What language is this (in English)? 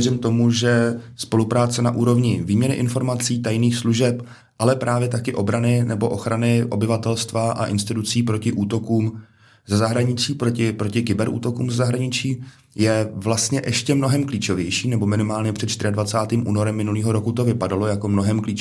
Czech